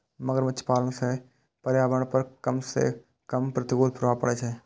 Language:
Maithili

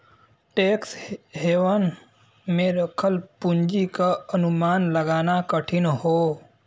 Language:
Bhojpuri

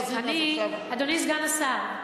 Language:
Hebrew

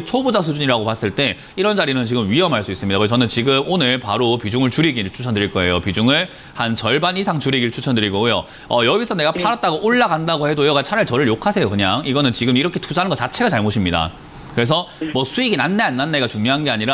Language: Korean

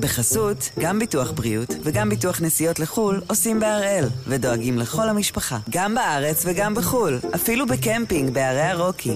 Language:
Hebrew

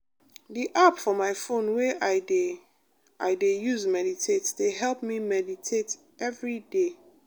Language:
Nigerian Pidgin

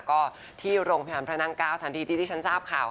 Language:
Thai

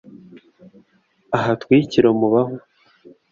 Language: Kinyarwanda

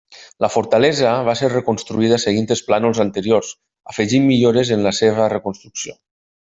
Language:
Catalan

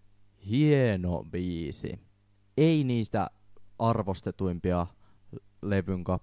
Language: Finnish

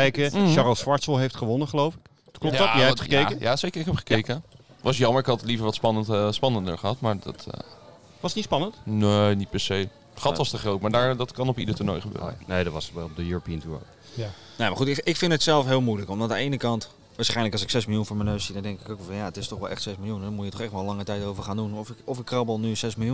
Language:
Dutch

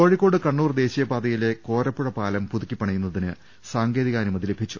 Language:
Malayalam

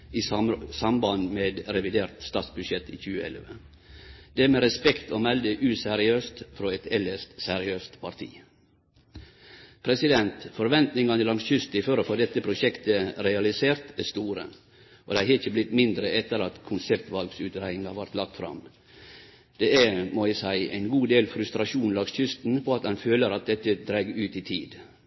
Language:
Norwegian Nynorsk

